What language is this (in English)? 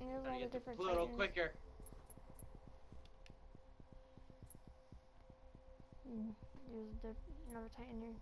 English